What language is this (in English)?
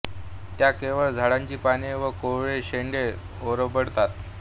Marathi